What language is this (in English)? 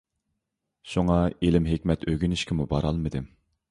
Uyghur